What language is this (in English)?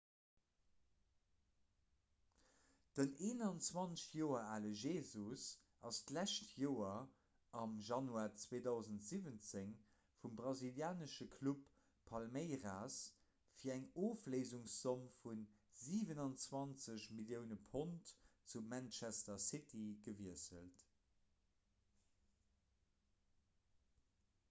Luxembourgish